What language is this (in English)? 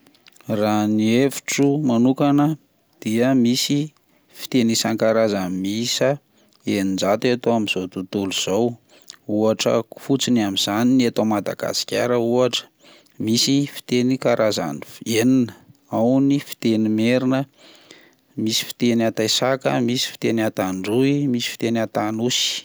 Malagasy